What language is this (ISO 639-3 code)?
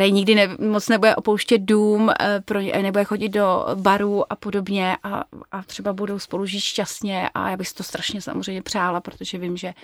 ces